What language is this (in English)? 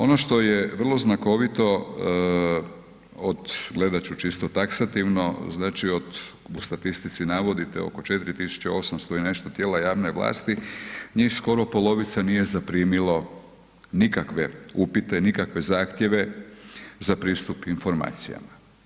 Croatian